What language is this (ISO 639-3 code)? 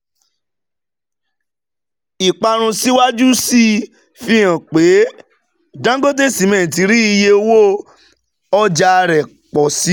yor